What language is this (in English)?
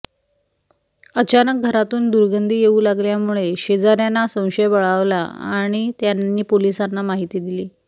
Marathi